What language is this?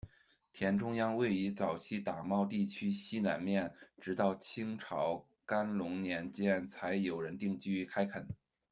Chinese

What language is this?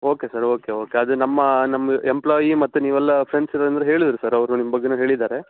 Kannada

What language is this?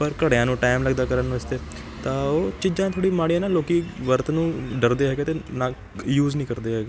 Punjabi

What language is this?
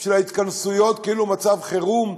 Hebrew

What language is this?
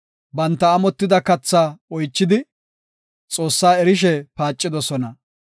Gofa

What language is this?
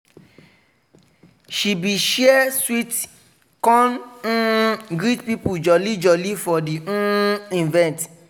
Nigerian Pidgin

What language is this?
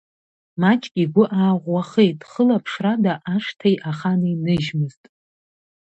Abkhazian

